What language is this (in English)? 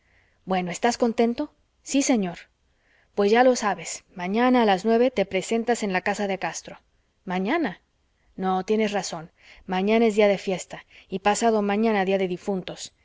Spanish